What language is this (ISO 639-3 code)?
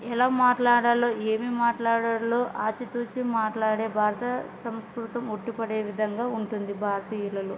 tel